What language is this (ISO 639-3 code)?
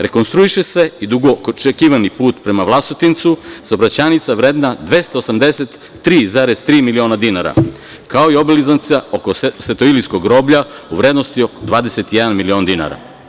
srp